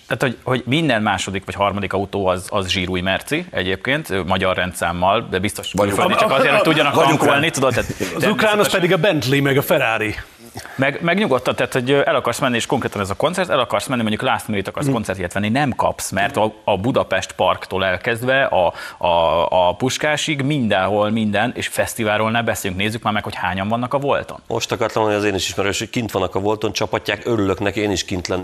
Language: Hungarian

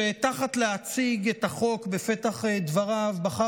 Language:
Hebrew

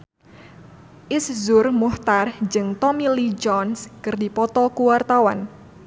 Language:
Sundanese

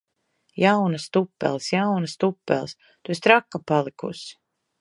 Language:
Latvian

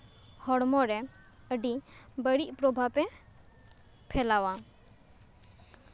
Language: Santali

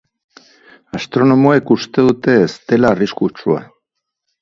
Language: Basque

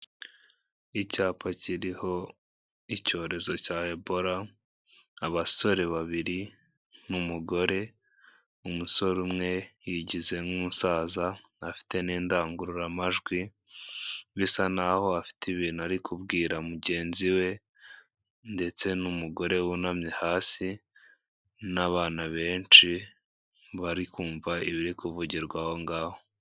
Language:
Kinyarwanda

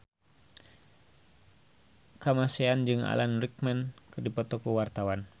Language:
Sundanese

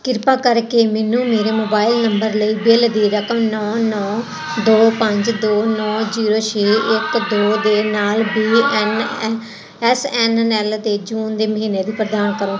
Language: Punjabi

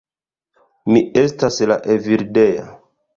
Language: Esperanto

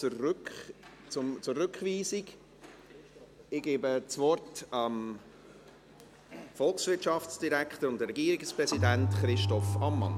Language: Swiss German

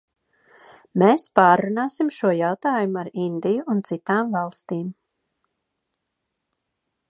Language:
Latvian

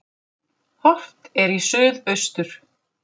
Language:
Icelandic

